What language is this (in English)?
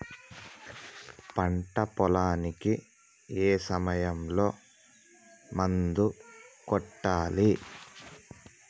Telugu